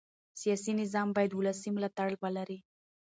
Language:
Pashto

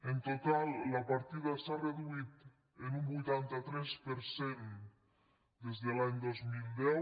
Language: Catalan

